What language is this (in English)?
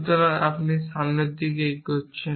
Bangla